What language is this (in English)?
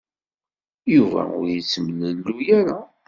Kabyle